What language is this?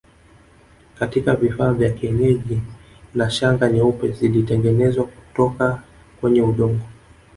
Swahili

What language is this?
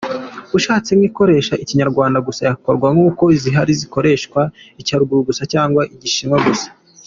Kinyarwanda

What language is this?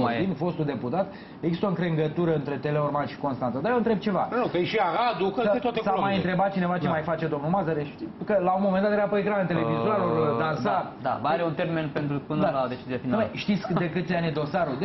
Romanian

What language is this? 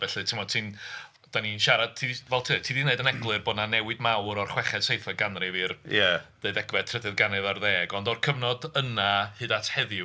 Welsh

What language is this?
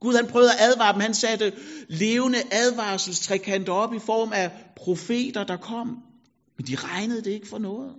Danish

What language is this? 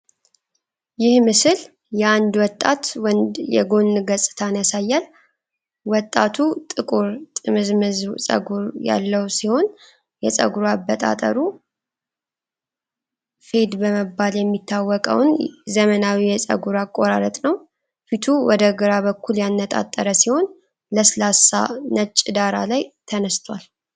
Amharic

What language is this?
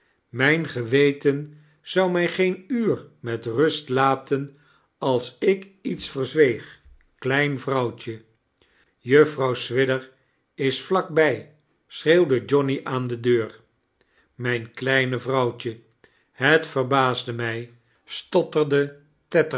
Dutch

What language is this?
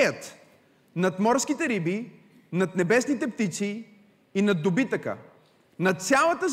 Bulgarian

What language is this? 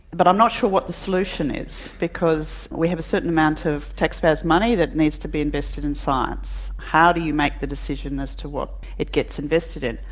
English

